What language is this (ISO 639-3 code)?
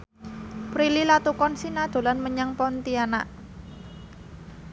jav